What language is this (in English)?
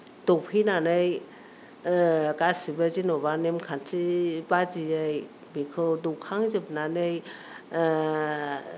Bodo